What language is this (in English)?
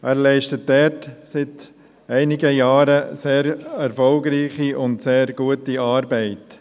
Swiss German